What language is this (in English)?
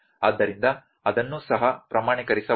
Kannada